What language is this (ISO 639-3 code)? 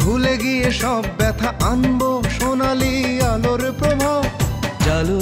ben